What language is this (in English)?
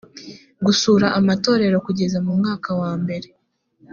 Kinyarwanda